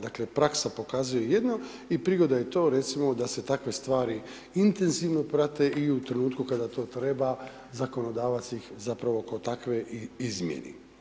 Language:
Croatian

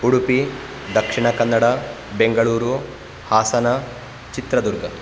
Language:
Sanskrit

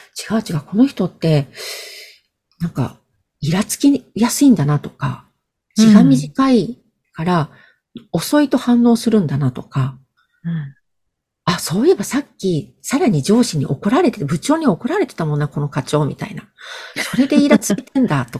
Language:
Japanese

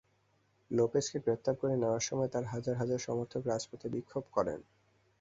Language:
Bangla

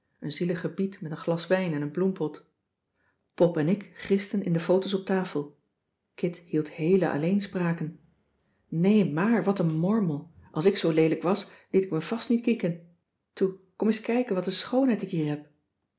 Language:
Dutch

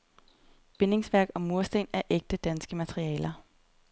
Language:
Danish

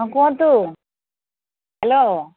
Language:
Odia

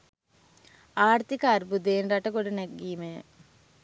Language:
Sinhala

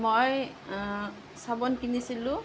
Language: Assamese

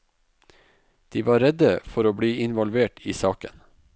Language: Norwegian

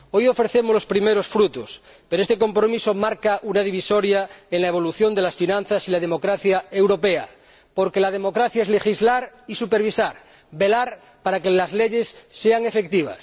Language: Spanish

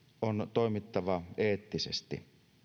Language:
Finnish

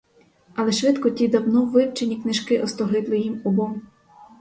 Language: Ukrainian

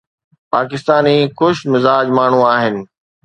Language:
Sindhi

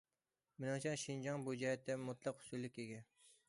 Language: Uyghur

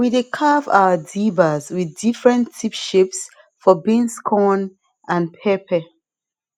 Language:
Nigerian Pidgin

